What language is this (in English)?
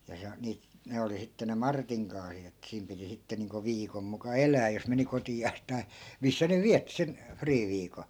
Finnish